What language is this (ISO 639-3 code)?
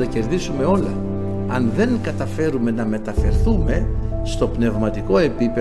ell